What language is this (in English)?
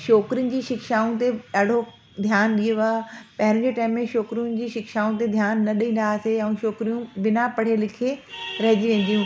Sindhi